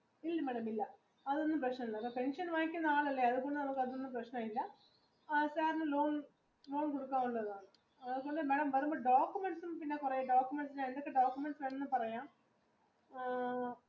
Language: Malayalam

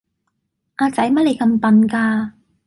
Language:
Cantonese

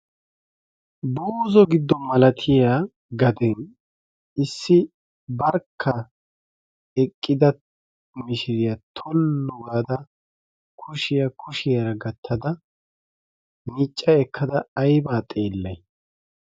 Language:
Wolaytta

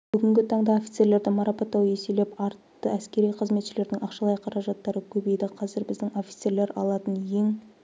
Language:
Kazakh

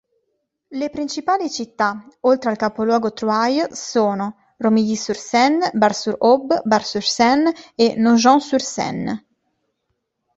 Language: Italian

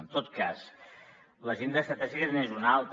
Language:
Catalan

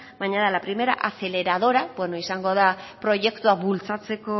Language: Basque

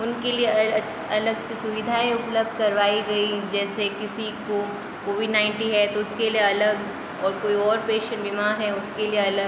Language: Hindi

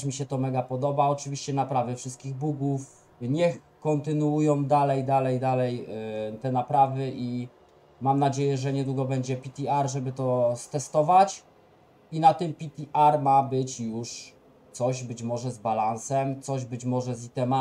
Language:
Polish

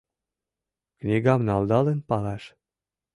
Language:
Mari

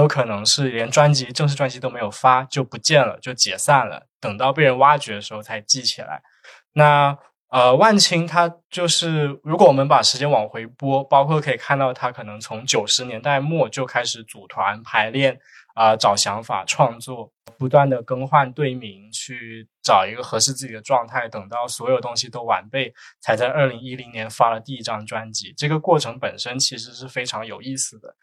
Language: Chinese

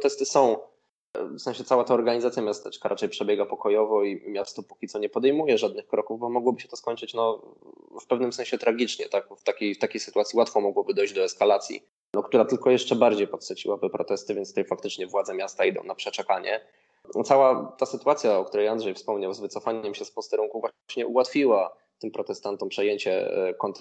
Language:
Polish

